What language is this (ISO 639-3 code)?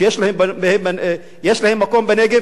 heb